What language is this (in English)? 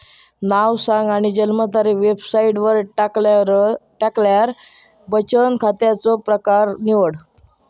Marathi